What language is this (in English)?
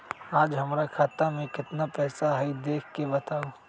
Magahi